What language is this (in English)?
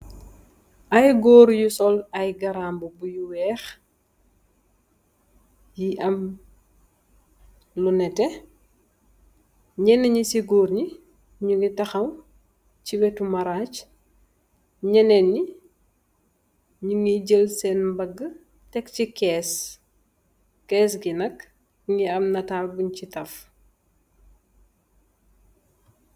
Wolof